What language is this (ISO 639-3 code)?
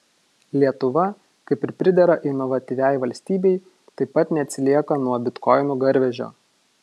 lit